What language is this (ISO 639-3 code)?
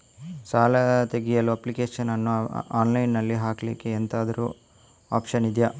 kan